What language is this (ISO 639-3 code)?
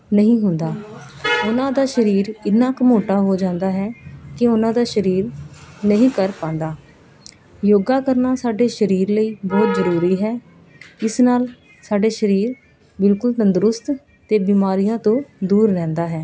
pan